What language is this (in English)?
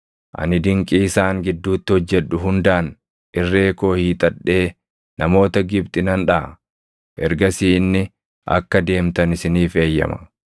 Oromo